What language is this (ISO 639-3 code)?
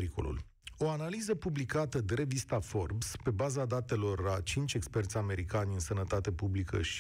ron